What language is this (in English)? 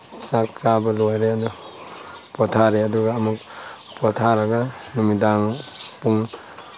Manipuri